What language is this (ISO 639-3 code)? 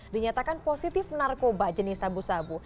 ind